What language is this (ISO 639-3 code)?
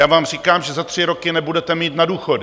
ces